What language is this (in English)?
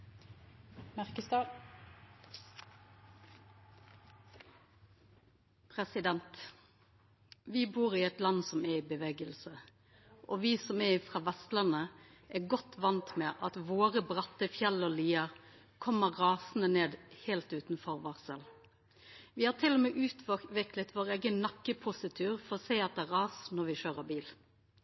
Norwegian Nynorsk